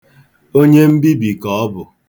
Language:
Igbo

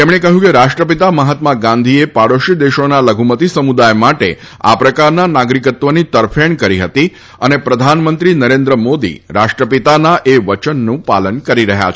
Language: Gujarati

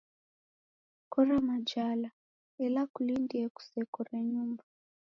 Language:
Taita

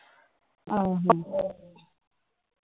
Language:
Punjabi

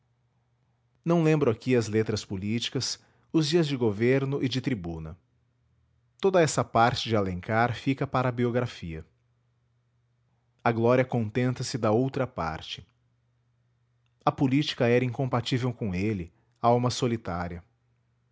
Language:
Portuguese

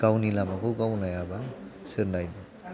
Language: Bodo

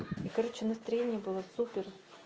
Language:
Russian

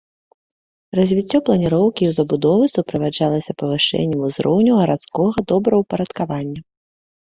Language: Belarusian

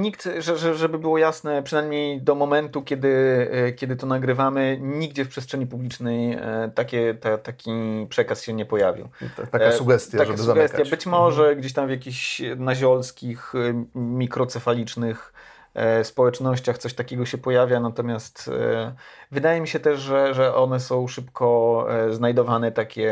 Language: Polish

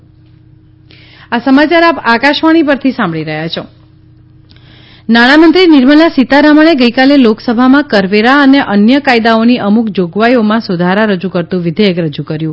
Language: Gujarati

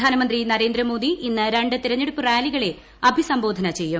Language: Malayalam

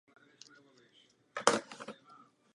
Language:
Czech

